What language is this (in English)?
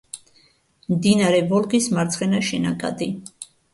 Georgian